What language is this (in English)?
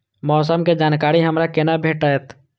Maithili